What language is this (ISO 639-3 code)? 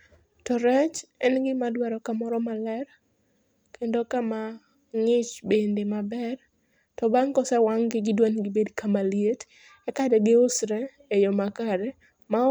luo